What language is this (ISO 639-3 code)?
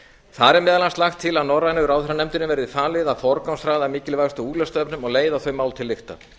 isl